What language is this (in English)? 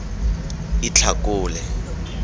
Tswana